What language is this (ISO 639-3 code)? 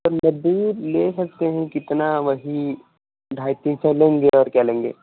hin